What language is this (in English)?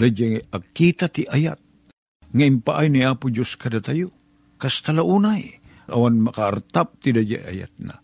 Filipino